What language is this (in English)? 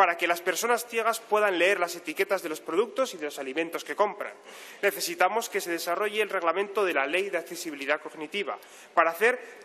Spanish